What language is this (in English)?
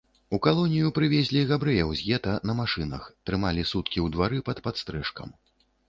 Belarusian